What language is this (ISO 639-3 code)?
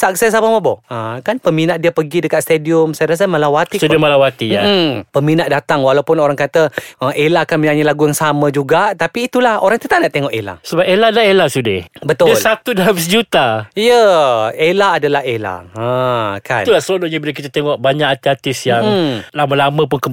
msa